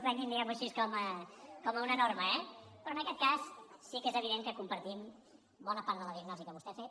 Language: Catalan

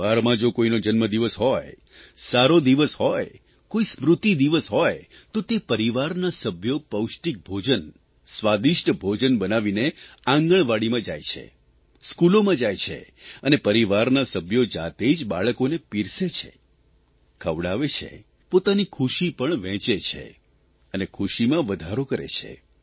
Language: Gujarati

